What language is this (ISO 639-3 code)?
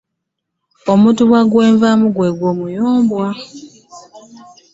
lug